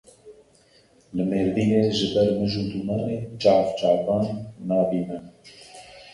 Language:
Kurdish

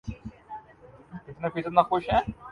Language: Urdu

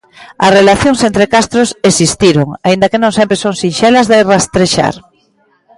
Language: Galician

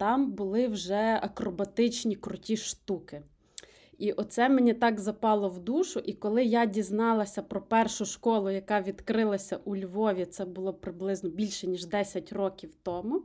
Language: Ukrainian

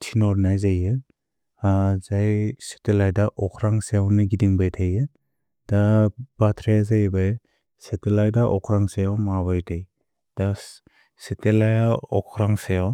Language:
Bodo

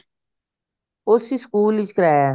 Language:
Punjabi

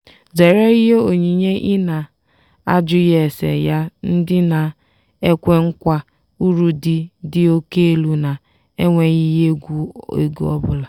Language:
Igbo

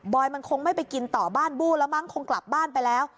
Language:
Thai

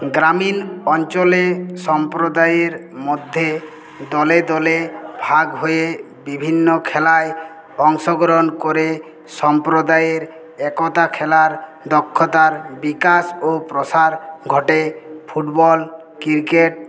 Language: Bangla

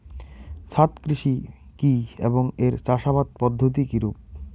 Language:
Bangla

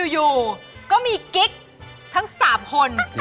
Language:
Thai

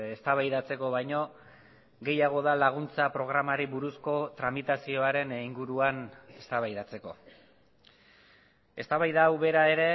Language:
Basque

